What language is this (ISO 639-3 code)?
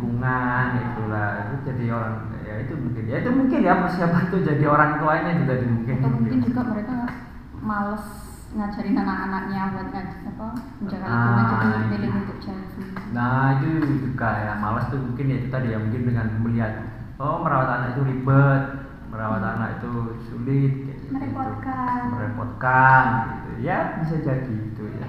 ind